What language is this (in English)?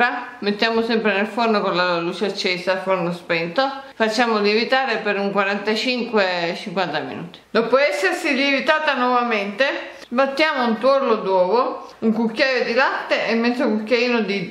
Italian